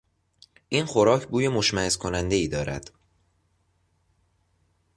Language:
Persian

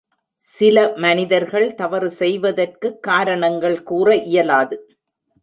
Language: Tamil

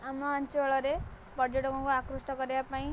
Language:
Odia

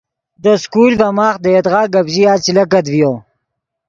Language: Yidgha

